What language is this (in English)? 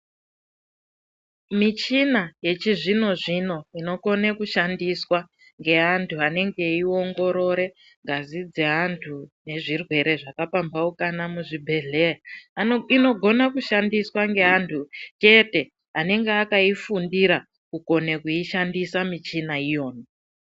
Ndau